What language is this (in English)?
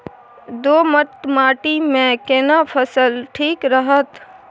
Maithili